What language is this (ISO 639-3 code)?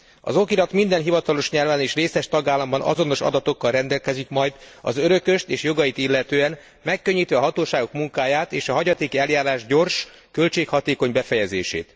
hun